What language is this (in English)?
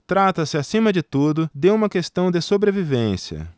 Portuguese